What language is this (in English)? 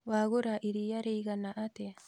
Kikuyu